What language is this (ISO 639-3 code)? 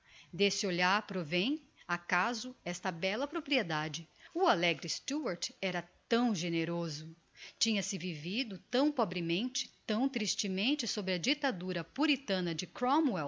por